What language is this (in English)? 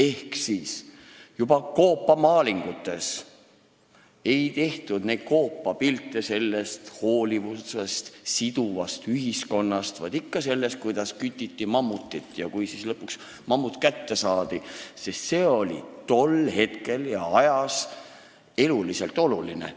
Estonian